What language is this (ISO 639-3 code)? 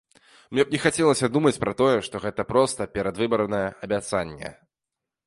bel